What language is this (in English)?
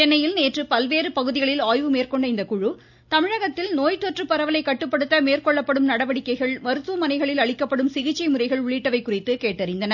Tamil